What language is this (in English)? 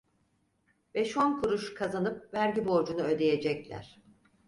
Turkish